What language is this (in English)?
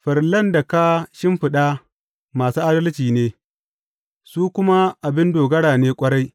Hausa